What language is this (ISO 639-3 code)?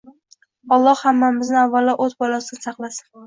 uzb